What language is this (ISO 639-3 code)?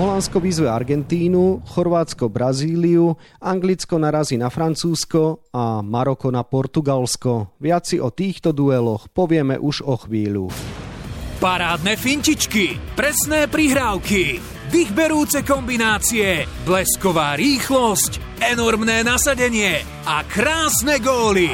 slk